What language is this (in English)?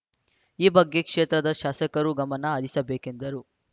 Kannada